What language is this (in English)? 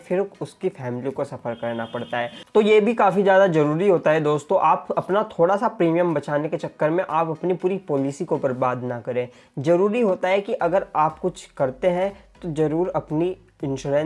Hindi